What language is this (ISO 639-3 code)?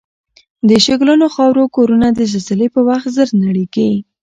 pus